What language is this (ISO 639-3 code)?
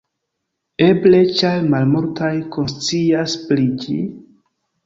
epo